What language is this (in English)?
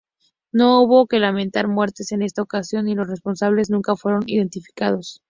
Spanish